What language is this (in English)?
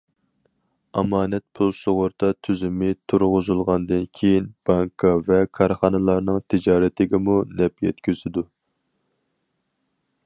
Uyghur